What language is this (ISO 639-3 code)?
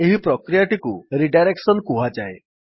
ori